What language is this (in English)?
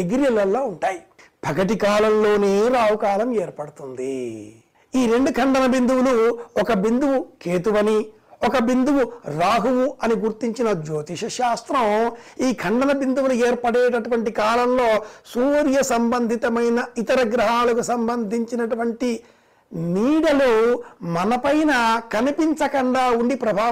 Telugu